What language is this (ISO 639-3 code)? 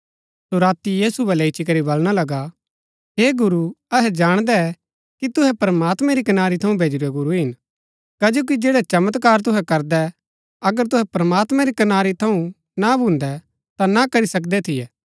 gbk